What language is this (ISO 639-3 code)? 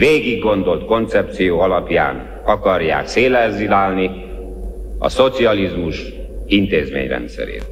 hun